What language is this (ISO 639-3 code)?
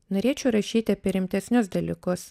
lit